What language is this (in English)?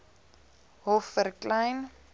Afrikaans